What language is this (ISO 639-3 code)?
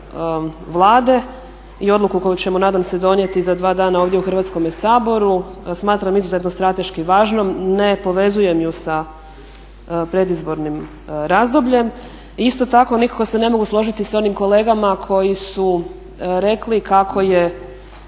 hrv